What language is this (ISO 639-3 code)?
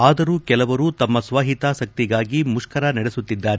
kan